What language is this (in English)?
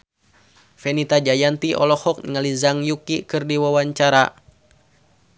Sundanese